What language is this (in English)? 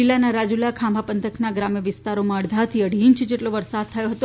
Gujarati